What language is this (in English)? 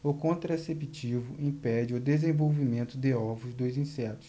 Portuguese